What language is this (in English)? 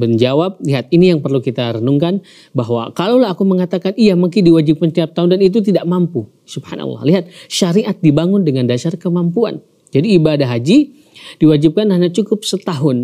Indonesian